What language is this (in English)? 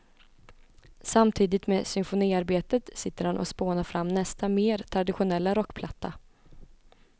Swedish